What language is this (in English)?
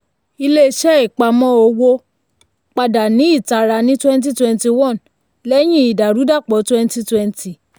Yoruba